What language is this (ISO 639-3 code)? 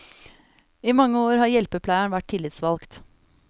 nor